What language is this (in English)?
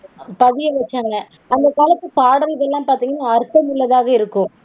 Tamil